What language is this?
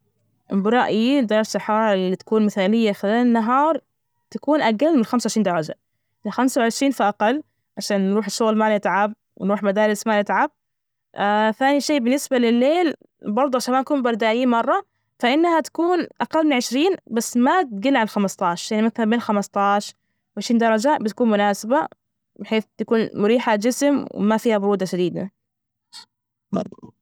Najdi Arabic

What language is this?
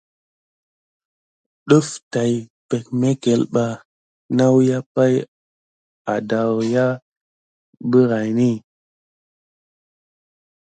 Gidar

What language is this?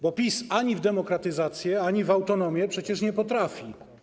Polish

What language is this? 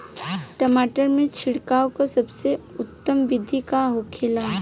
Bhojpuri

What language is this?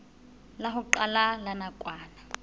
Southern Sotho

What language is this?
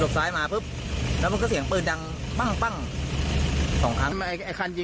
Thai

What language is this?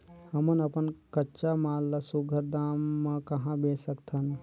Chhattisgarhi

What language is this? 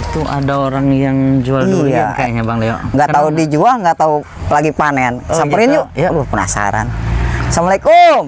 Indonesian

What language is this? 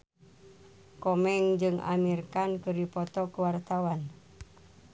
Sundanese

